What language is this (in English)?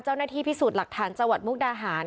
Thai